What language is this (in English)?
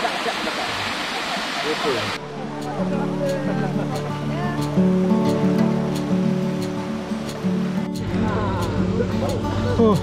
Malay